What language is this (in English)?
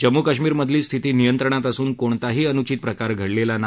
Marathi